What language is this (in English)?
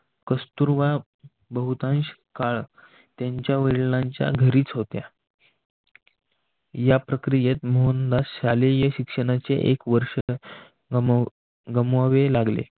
Marathi